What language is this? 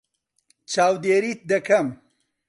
Central Kurdish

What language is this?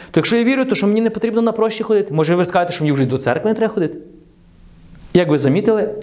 Ukrainian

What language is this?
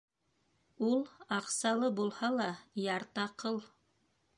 Bashkir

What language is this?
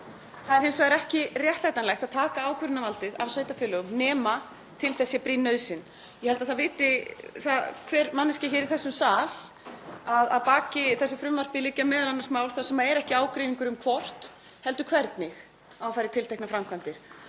Icelandic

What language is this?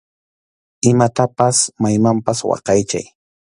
Arequipa-La Unión Quechua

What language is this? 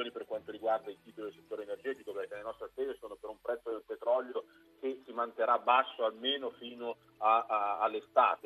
Italian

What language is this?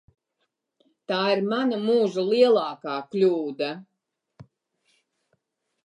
Latvian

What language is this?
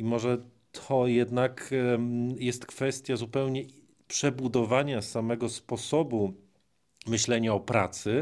Polish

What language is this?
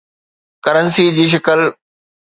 Sindhi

